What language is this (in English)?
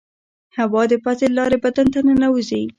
Pashto